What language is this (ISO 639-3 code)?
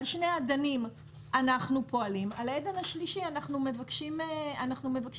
heb